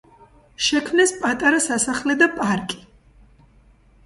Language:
Georgian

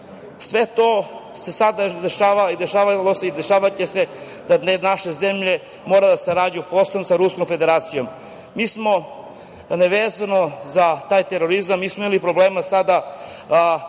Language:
Serbian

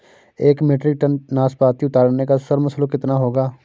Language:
Hindi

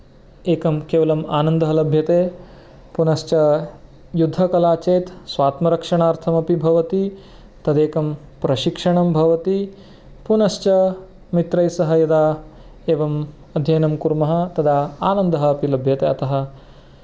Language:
Sanskrit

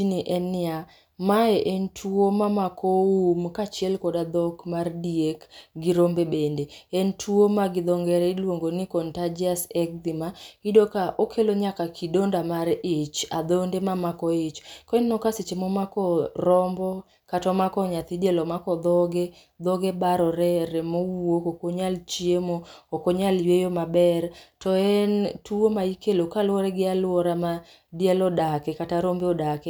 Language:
Luo (Kenya and Tanzania)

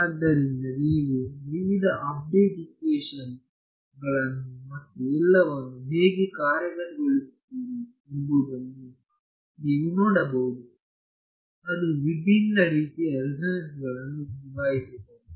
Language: Kannada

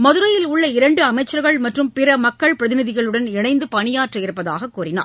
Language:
Tamil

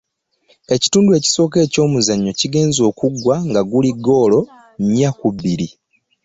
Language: Ganda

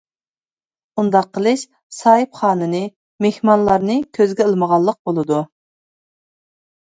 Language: Uyghur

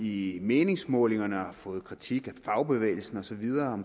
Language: Danish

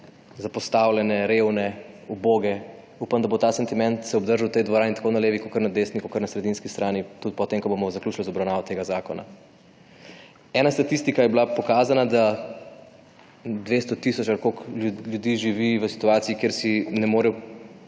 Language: Slovenian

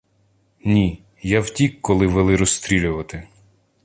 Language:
Ukrainian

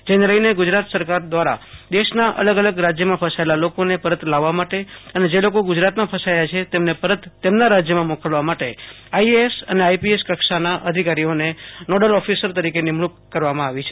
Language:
Gujarati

